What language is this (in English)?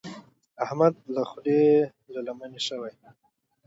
Pashto